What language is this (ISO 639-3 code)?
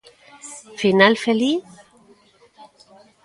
glg